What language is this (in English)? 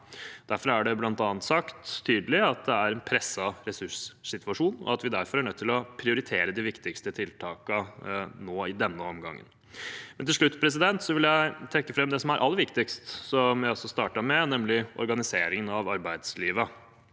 Norwegian